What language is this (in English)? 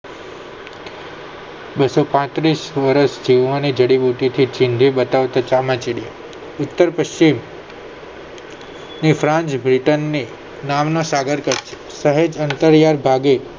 Gujarati